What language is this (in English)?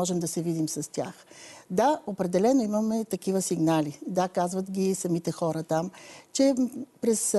Bulgarian